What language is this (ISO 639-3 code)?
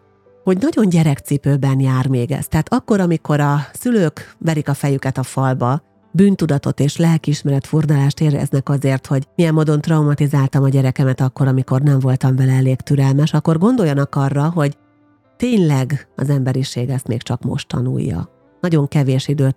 hun